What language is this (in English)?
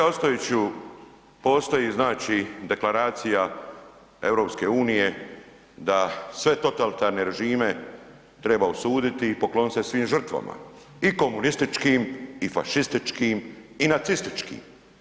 Croatian